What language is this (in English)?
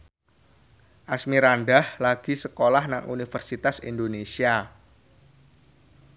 Javanese